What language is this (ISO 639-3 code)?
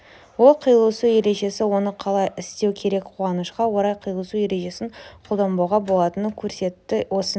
kaz